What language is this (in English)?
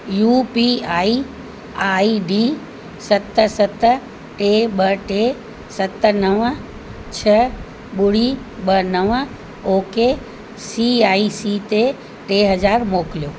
Sindhi